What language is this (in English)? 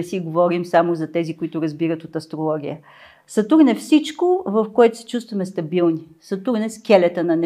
Bulgarian